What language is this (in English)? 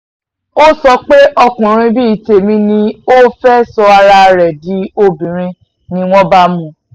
Yoruba